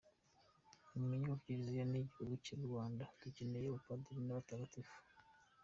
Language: Kinyarwanda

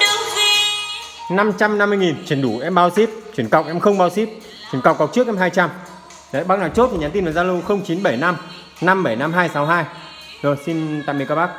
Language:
Vietnamese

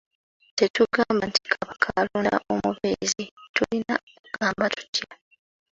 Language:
Ganda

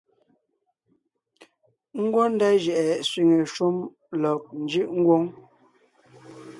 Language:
Ngiemboon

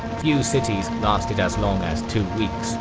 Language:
English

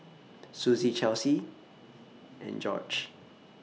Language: English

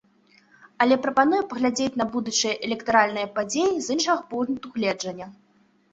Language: Belarusian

